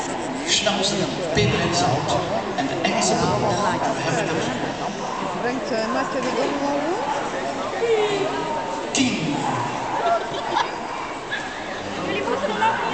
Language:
Dutch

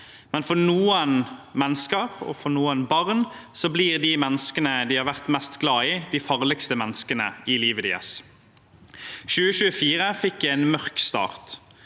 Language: Norwegian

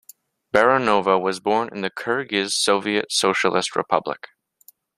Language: English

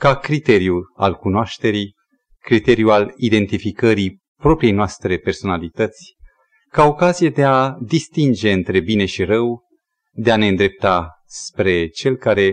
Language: Romanian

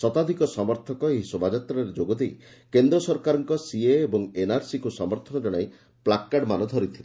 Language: Odia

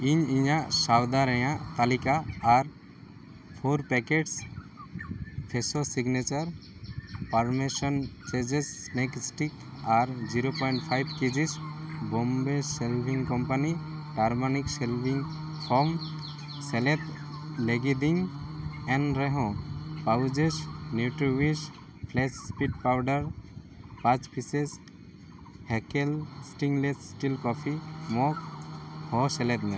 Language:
Santali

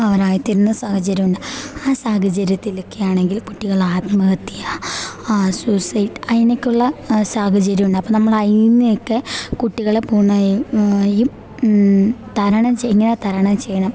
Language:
Malayalam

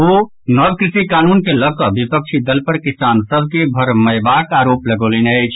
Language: Maithili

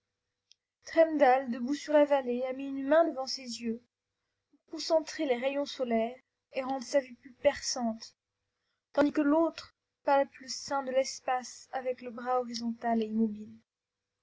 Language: French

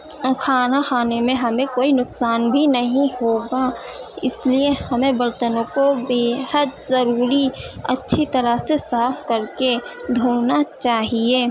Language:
Urdu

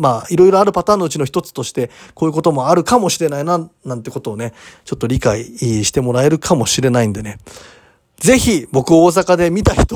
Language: Japanese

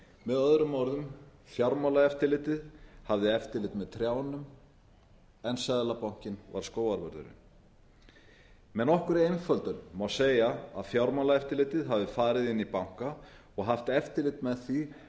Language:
Icelandic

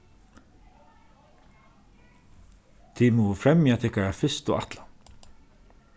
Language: Faroese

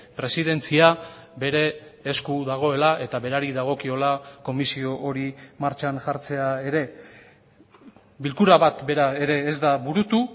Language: Basque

